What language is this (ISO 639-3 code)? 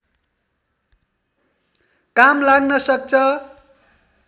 nep